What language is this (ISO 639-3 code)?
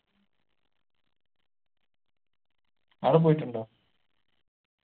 mal